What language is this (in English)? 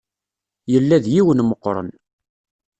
Kabyle